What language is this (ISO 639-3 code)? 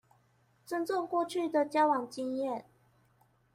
zho